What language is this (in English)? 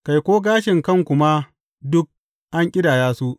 Hausa